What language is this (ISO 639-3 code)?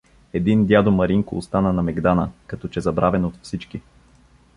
bul